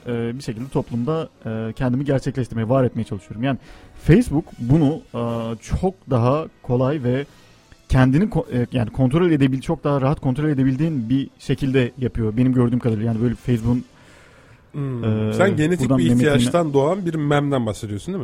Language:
Turkish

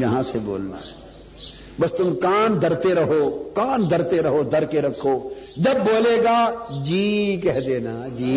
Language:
Urdu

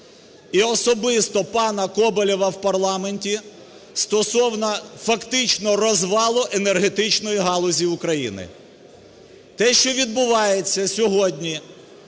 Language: Ukrainian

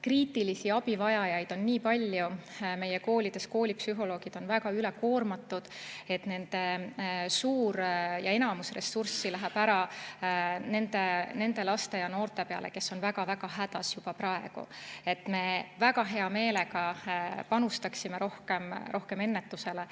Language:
Estonian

